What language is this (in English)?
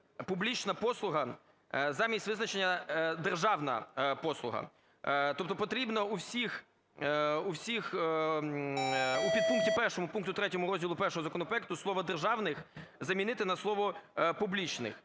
Ukrainian